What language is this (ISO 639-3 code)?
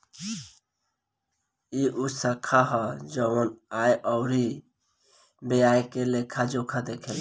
bho